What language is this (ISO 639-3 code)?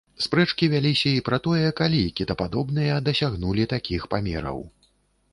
bel